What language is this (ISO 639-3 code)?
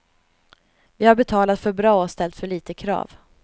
swe